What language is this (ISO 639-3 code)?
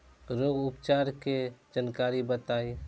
bho